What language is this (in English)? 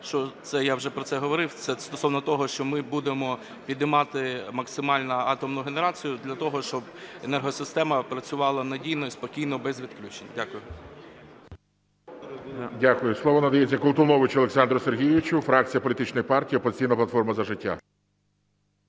Ukrainian